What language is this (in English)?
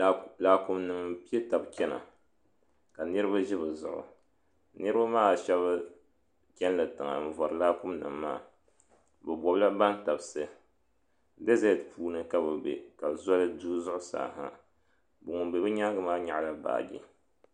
Dagbani